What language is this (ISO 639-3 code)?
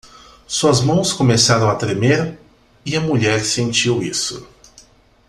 por